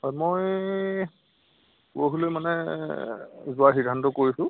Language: Assamese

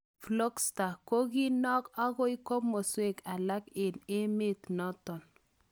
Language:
Kalenjin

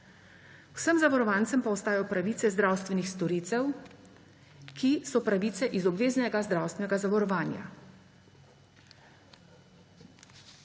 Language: Slovenian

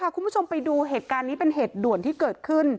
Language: Thai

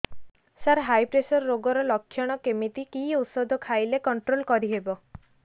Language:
Odia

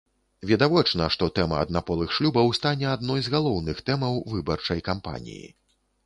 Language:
Belarusian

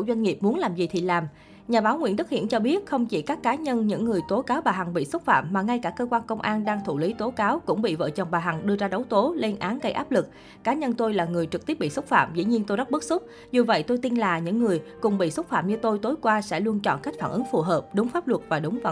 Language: Vietnamese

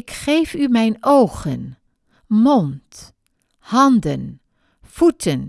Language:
Dutch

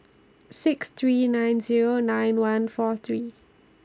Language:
English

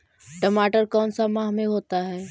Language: Magahi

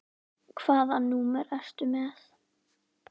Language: Icelandic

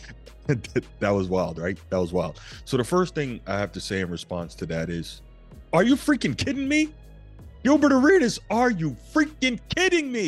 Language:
English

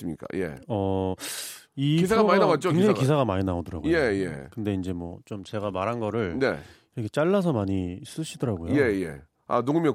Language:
Korean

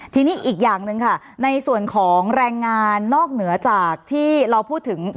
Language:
Thai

